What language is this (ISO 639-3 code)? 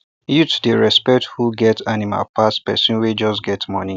pcm